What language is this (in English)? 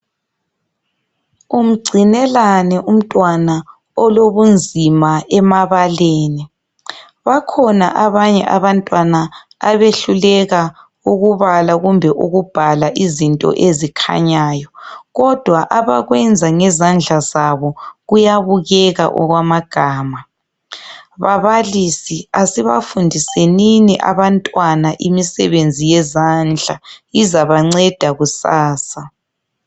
North Ndebele